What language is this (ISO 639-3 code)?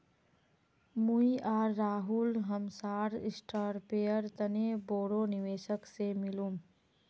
mag